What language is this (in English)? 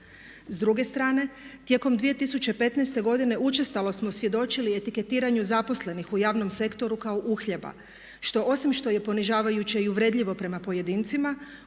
Croatian